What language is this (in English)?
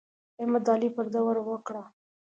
Pashto